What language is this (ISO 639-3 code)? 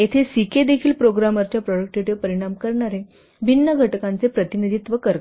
mar